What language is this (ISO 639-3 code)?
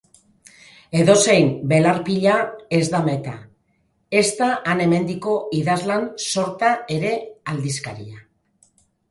eus